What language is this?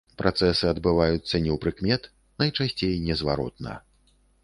Belarusian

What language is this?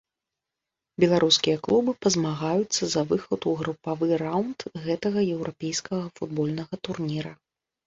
Belarusian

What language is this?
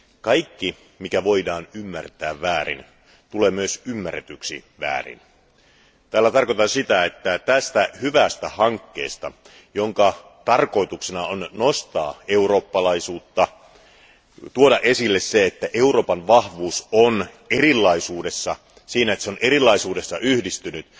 Finnish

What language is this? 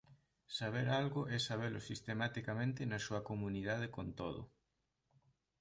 Galician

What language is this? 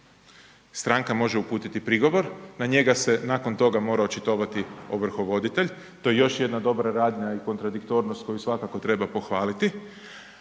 Croatian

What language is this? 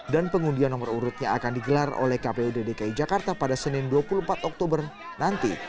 Indonesian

